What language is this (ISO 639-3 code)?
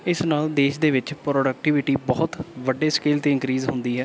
pan